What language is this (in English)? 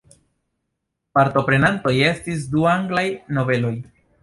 Esperanto